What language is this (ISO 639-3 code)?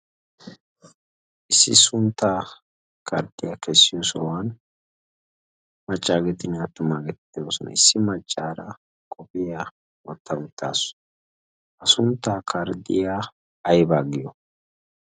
wal